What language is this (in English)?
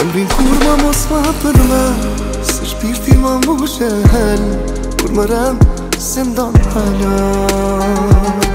Romanian